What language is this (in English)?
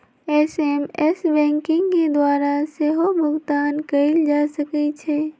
Magahi